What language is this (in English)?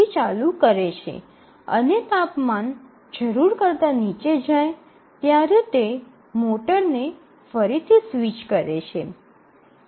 Gujarati